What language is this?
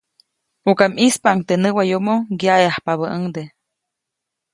Copainalá Zoque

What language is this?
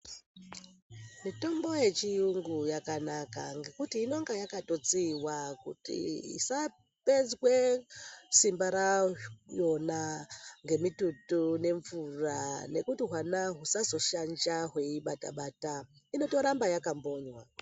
Ndau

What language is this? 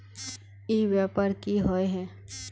Magahi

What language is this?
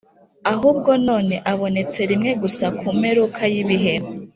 Kinyarwanda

